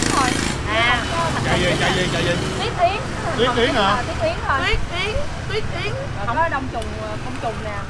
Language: Vietnamese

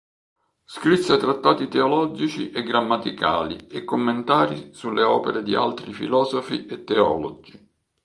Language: Italian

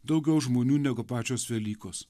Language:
Lithuanian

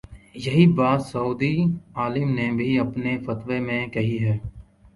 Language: Urdu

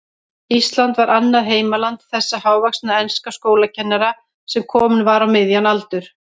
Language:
Icelandic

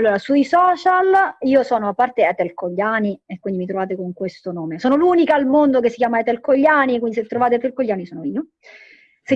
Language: Italian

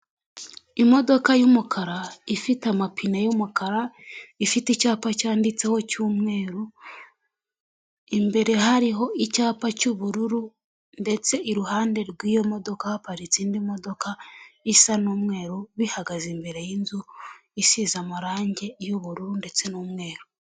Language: Kinyarwanda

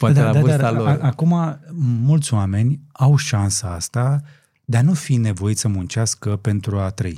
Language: Romanian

